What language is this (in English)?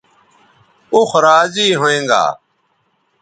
Bateri